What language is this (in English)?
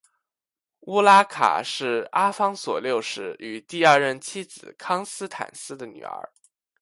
Chinese